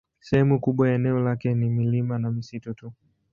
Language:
Swahili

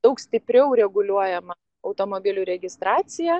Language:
Lithuanian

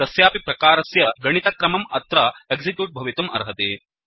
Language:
Sanskrit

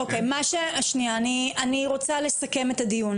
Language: Hebrew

